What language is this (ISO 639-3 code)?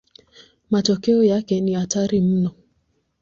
swa